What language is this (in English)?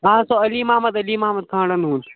Kashmiri